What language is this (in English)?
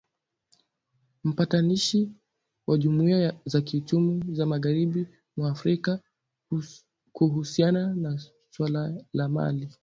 Swahili